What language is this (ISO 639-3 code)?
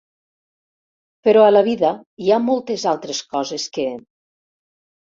cat